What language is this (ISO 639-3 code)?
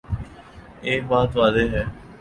urd